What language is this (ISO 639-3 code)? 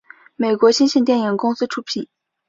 zho